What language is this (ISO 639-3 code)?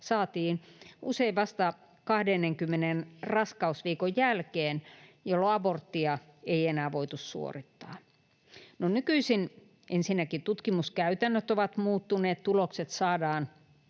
fin